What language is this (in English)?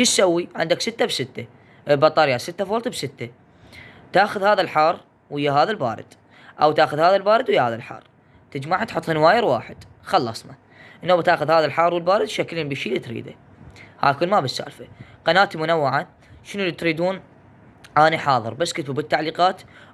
Arabic